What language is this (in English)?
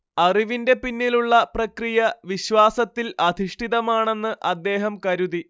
Malayalam